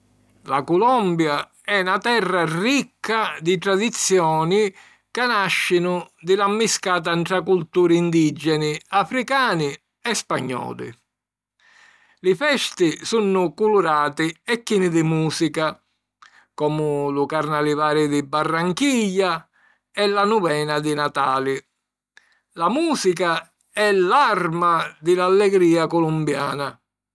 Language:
Sicilian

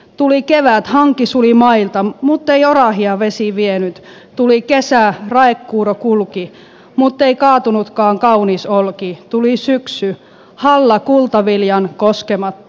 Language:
Finnish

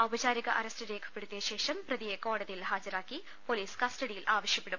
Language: Malayalam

